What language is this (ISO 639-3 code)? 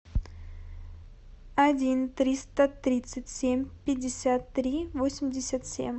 rus